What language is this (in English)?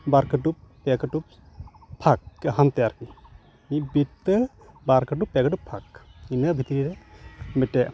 Santali